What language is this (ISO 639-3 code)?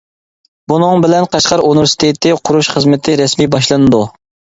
uig